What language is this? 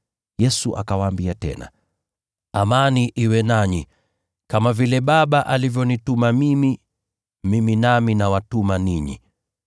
Swahili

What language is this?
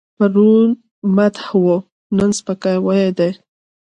Pashto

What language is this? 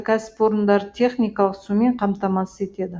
Kazakh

